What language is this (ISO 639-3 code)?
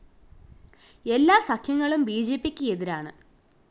mal